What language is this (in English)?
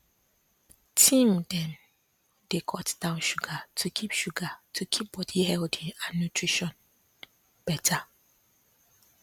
Nigerian Pidgin